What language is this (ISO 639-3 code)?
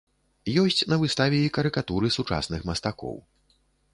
bel